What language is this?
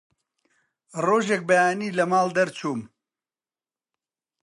Central Kurdish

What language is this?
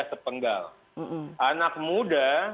Indonesian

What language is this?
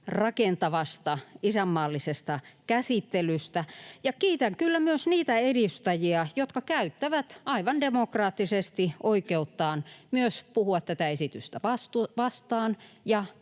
Finnish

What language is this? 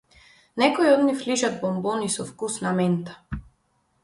Macedonian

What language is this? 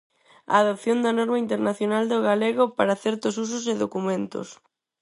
Galician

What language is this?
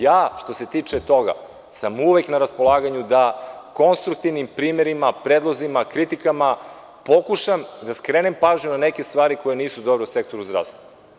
Serbian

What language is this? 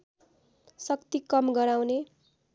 Nepali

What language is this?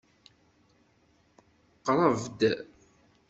Kabyle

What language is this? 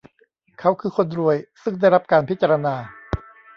Thai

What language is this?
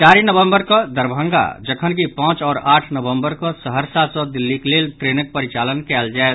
Maithili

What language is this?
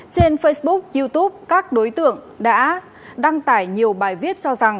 Vietnamese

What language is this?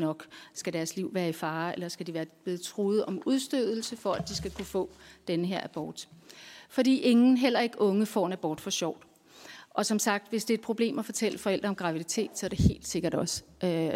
Danish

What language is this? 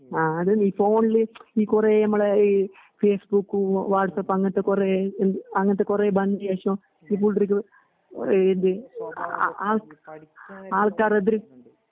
Malayalam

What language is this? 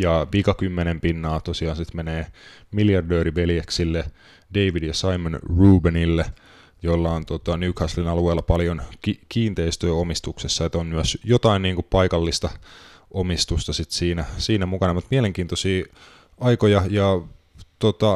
Finnish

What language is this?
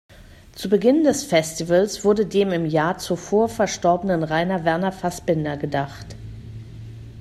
German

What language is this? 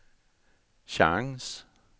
Swedish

